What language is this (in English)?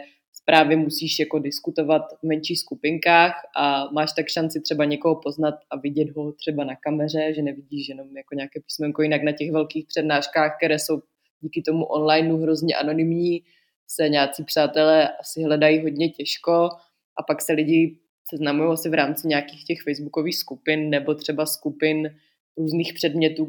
Czech